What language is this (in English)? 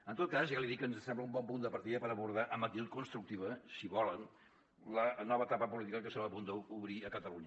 Catalan